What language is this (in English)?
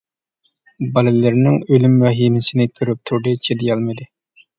Uyghur